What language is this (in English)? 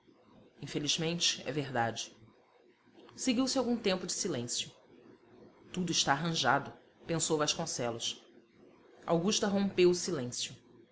Portuguese